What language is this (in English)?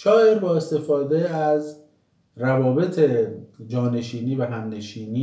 Persian